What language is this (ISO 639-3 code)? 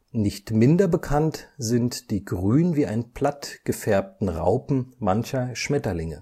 deu